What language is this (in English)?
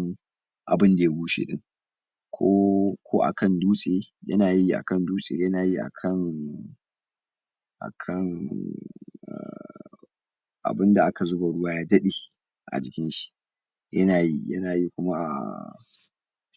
Hausa